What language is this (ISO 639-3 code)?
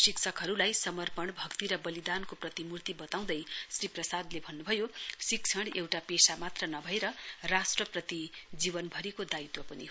nep